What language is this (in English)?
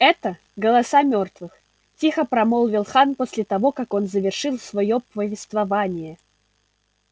Russian